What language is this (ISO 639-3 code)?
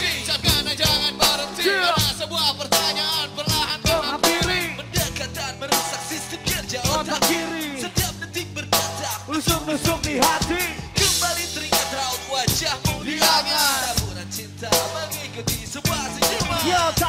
ind